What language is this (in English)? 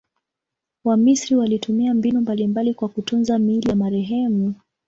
Swahili